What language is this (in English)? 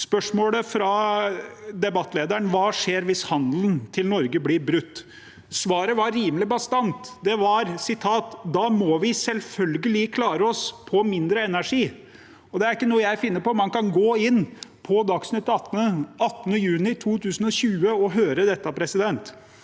Norwegian